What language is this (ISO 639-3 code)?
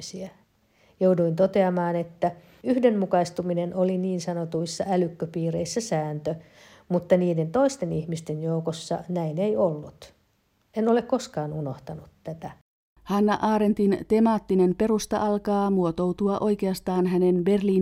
fin